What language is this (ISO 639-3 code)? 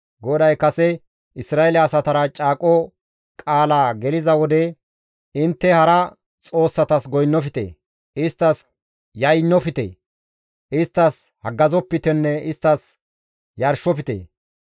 gmv